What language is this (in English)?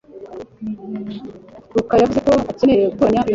Kinyarwanda